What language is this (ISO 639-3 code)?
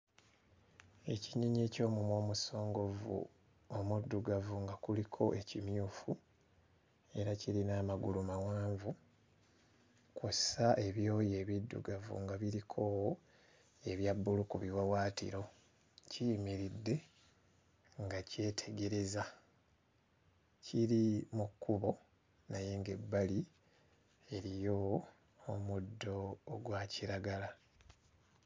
lug